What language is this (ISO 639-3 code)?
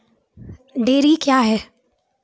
mai